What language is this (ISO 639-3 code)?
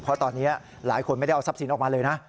tha